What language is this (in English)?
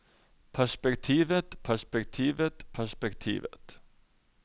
Norwegian